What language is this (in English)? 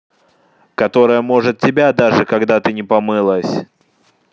Russian